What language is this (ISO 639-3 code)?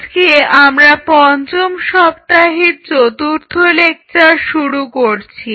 ben